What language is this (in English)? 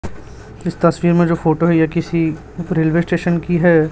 Hindi